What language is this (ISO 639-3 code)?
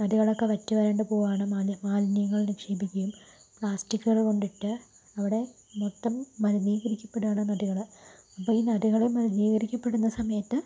mal